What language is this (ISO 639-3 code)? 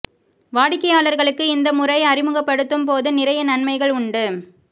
tam